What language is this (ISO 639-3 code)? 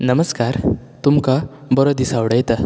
kok